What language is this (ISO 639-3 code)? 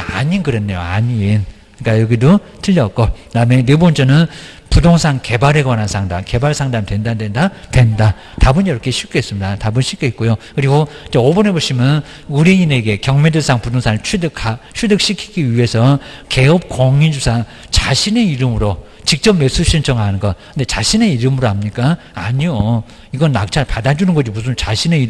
kor